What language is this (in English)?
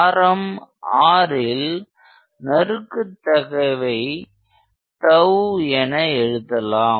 Tamil